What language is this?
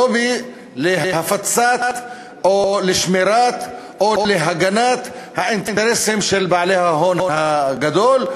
Hebrew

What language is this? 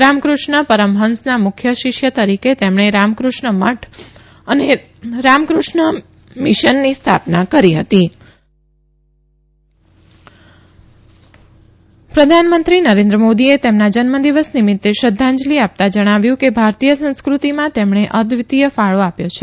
Gujarati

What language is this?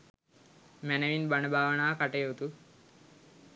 Sinhala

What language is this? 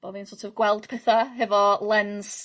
Welsh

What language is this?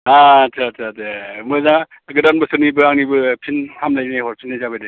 Bodo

